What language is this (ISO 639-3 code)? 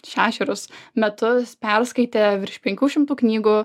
lit